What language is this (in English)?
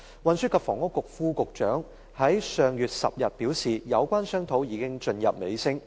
Cantonese